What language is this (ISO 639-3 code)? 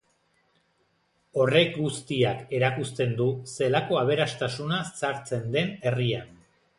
eus